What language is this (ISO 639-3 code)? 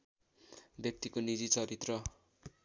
nep